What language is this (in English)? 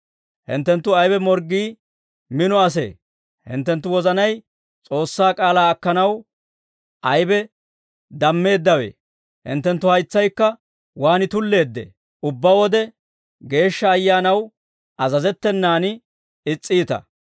Dawro